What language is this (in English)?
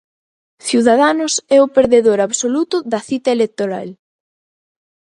Galician